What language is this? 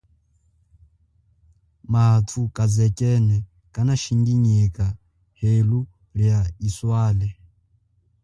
Chokwe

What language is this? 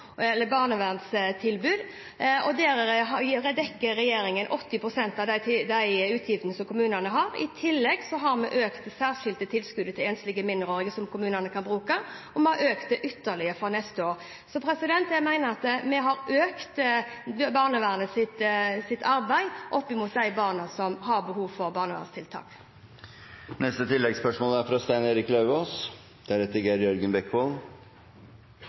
Norwegian Bokmål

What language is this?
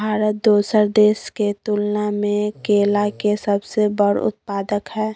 Maithili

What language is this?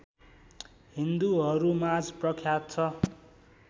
Nepali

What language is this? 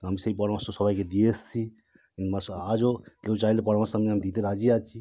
Bangla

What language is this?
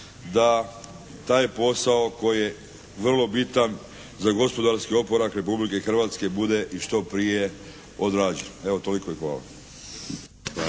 Croatian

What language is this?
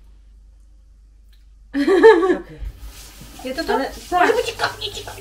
Polish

